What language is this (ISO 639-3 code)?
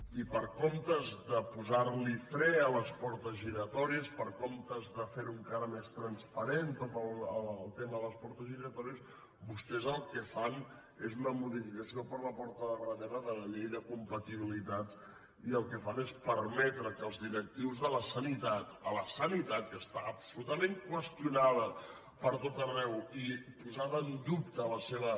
cat